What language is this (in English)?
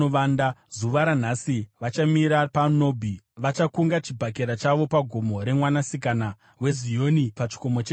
Shona